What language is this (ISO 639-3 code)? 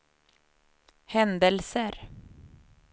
swe